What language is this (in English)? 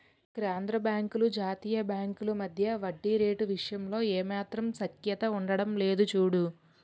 Telugu